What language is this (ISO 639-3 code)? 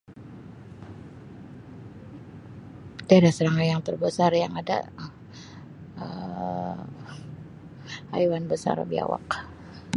msi